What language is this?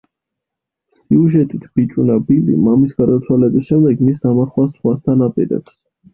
Georgian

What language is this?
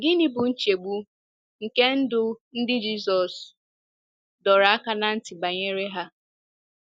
Igbo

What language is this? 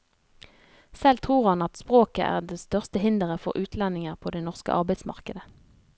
Norwegian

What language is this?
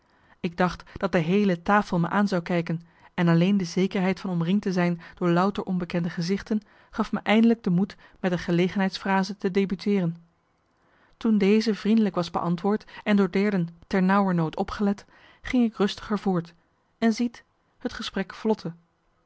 Dutch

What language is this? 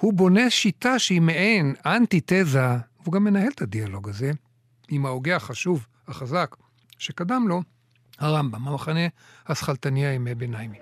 Hebrew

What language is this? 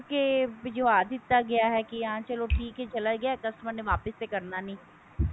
Punjabi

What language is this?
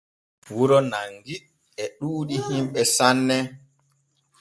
Borgu Fulfulde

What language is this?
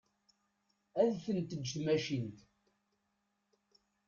Kabyle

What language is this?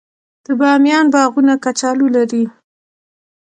Pashto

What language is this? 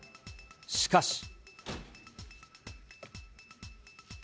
Japanese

